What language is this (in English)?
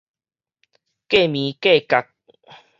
Min Nan Chinese